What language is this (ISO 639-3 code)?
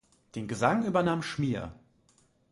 deu